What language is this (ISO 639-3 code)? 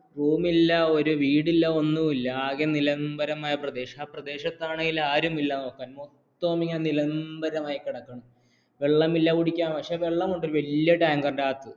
mal